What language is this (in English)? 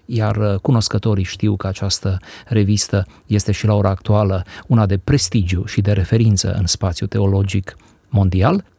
Romanian